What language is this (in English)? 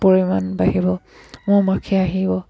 Assamese